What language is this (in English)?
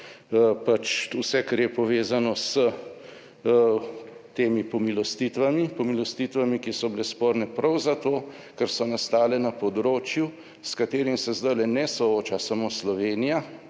Slovenian